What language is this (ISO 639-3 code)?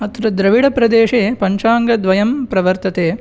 san